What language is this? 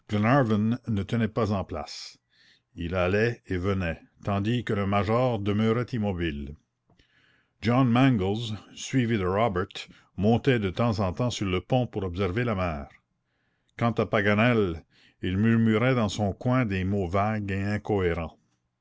French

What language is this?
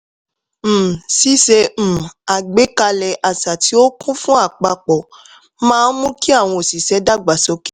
Yoruba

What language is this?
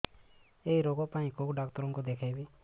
Odia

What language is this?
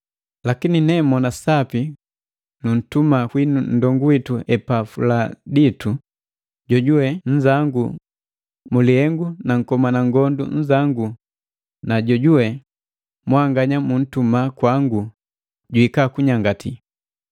Matengo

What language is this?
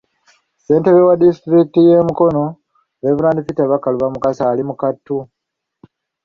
Ganda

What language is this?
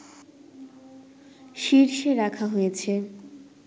Bangla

